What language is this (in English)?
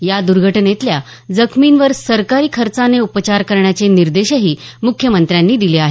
Marathi